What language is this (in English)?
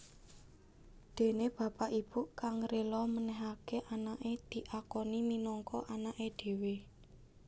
Javanese